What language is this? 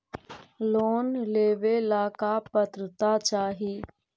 Magahi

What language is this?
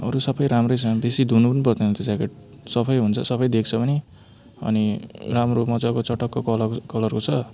Nepali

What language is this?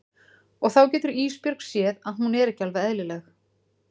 Icelandic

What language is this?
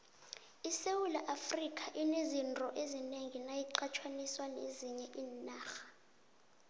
South Ndebele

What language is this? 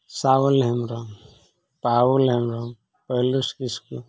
Santali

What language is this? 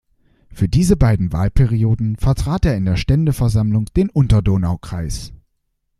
German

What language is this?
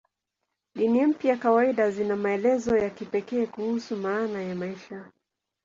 Swahili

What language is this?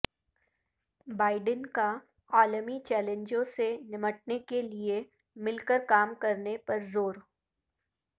Urdu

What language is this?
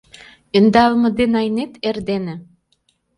Mari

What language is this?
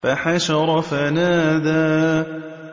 Arabic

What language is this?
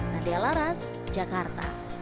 Indonesian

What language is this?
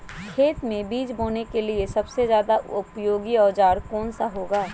Magahi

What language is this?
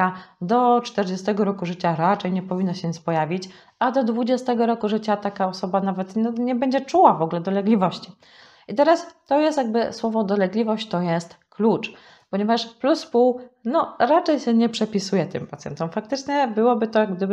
Polish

